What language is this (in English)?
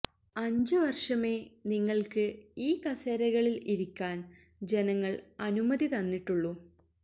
Malayalam